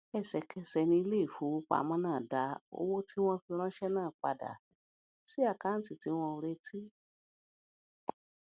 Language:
Yoruba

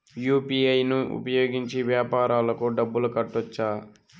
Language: Telugu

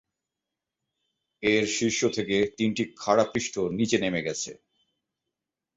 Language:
Bangla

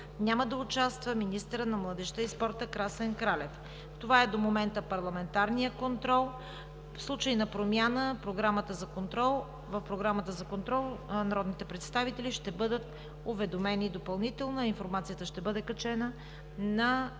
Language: Bulgarian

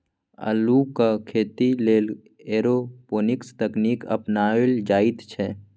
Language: Maithili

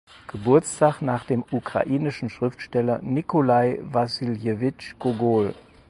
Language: German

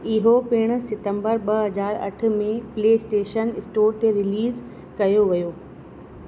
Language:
Sindhi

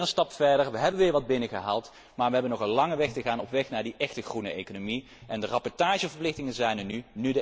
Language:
Dutch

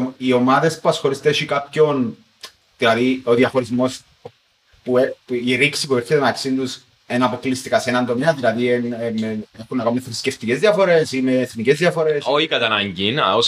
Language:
Greek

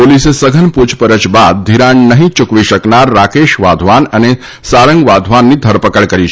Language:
Gujarati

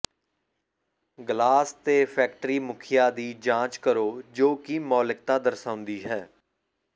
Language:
Punjabi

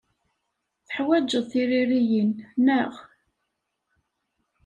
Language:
Kabyle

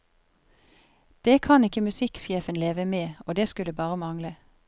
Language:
Norwegian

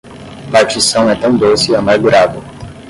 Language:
Portuguese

